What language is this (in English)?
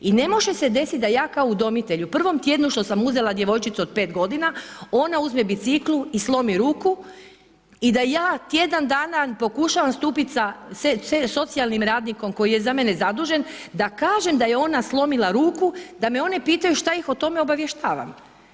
Croatian